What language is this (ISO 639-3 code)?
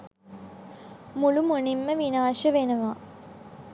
sin